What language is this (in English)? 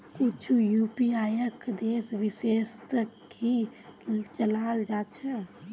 Magahi